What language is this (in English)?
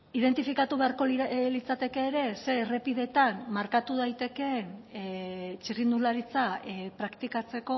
Basque